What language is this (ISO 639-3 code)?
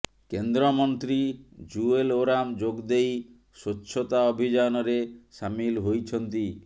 ori